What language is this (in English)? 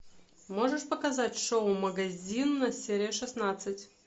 Russian